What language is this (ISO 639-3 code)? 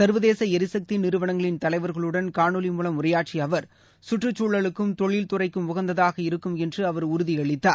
tam